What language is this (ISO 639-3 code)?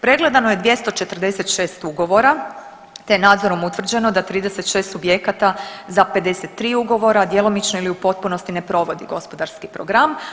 hrv